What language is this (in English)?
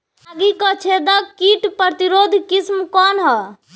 Bhojpuri